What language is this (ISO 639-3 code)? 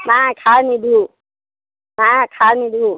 asm